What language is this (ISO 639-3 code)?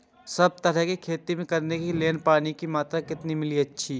mai